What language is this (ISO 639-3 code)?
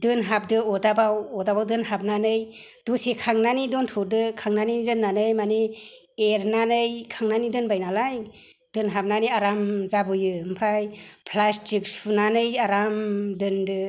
brx